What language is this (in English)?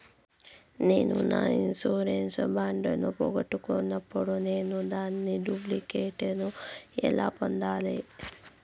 Telugu